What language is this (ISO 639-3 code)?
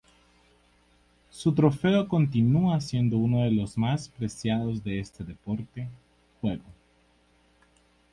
spa